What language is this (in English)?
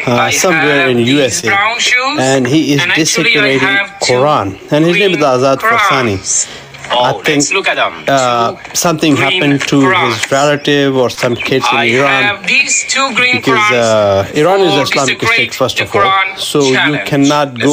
Persian